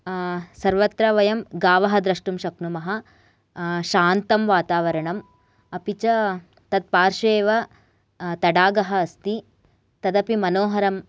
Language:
Sanskrit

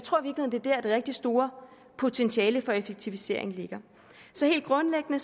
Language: Danish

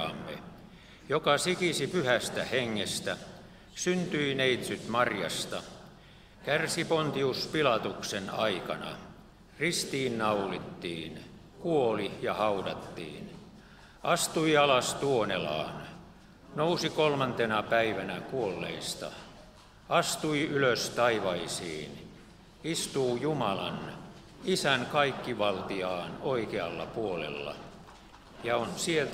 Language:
Finnish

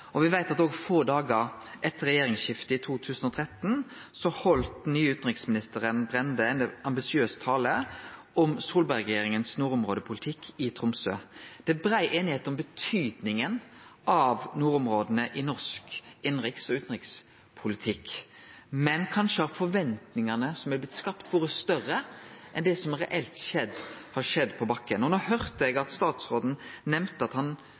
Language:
Norwegian Nynorsk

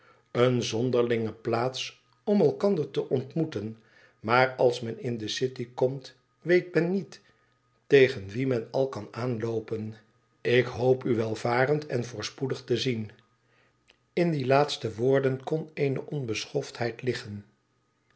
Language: Dutch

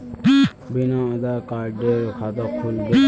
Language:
Magahi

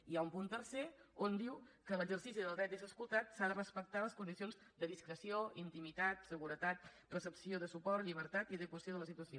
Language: Catalan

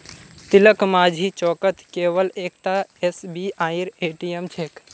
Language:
Magahi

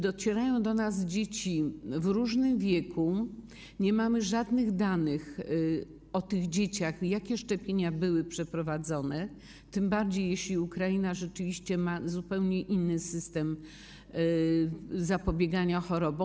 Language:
Polish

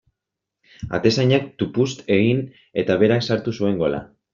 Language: Basque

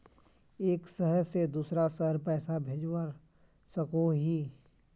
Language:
Magahi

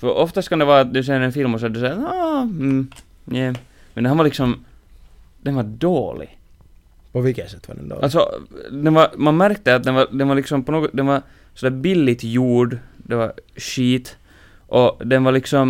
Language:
Swedish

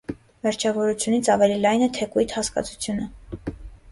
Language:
Armenian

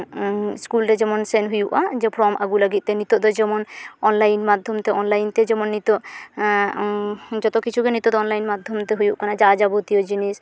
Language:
Santali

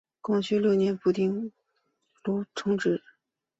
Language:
Chinese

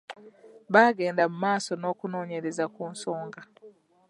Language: Ganda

